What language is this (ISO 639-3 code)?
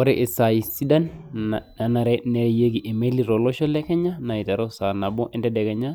mas